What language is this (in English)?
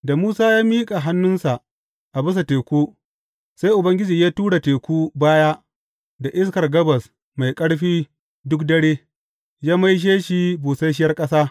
Hausa